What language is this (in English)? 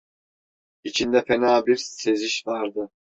Turkish